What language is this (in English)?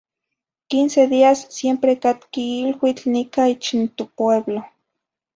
Zacatlán-Ahuacatlán-Tepetzintla Nahuatl